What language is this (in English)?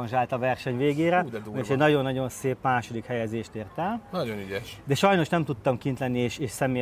Hungarian